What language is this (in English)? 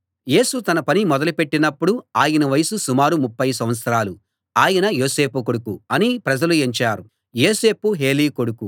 Telugu